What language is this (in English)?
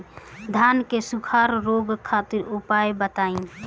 Bhojpuri